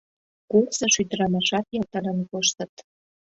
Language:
Mari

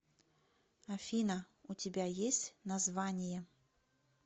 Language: Russian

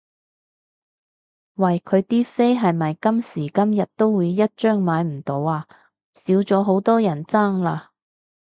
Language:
Cantonese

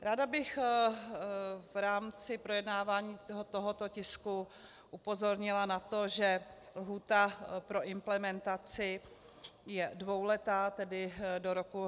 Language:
Czech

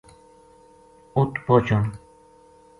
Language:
Gujari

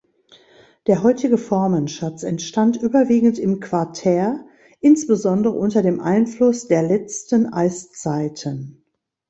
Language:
German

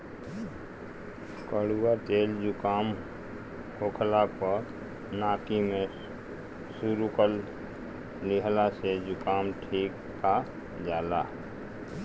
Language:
Bhojpuri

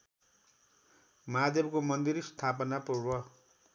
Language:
Nepali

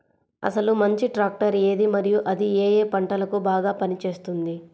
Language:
Telugu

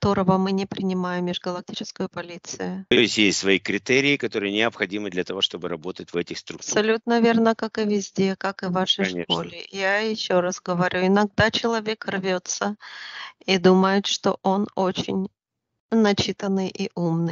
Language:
Russian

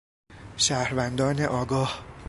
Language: Persian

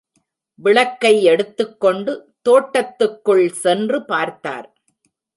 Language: Tamil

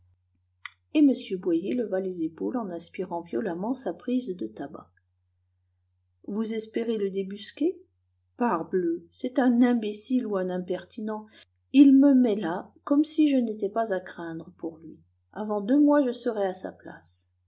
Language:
French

